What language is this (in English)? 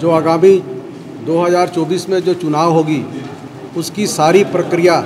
Hindi